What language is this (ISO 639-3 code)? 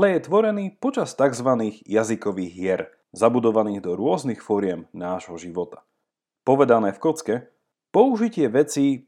slk